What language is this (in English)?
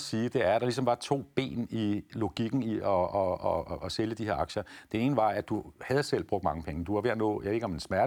Danish